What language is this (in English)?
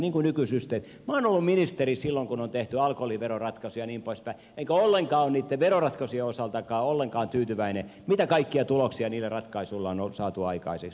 Finnish